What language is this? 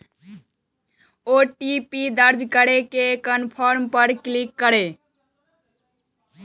Maithili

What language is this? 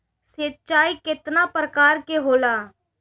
Bhojpuri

